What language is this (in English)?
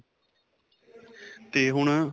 Punjabi